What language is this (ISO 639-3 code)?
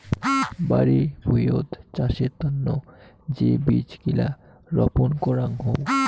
ben